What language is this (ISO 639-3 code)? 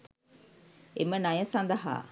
sin